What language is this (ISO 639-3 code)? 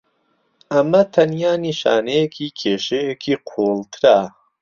ckb